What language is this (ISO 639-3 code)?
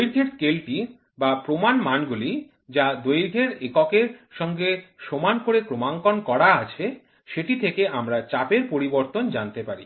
ben